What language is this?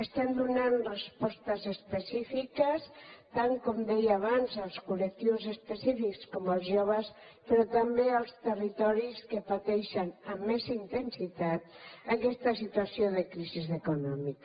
Catalan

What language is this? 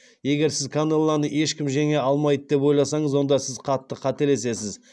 Kazakh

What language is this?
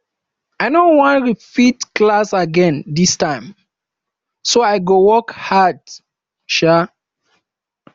Nigerian Pidgin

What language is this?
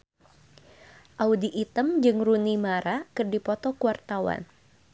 Sundanese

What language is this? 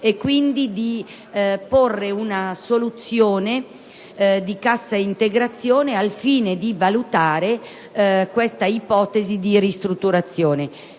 Italian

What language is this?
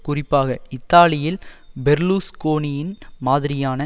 Tamil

